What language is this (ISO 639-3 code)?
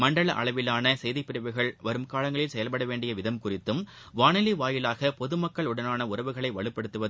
tam